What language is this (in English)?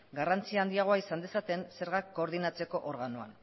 Basque